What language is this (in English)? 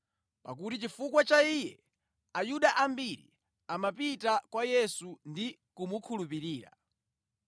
Nyanja